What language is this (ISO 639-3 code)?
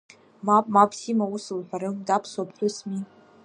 abk